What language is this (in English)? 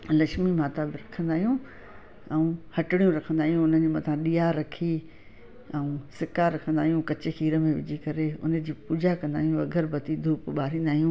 Sindhi